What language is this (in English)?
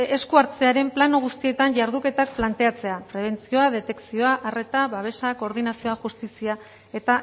Basque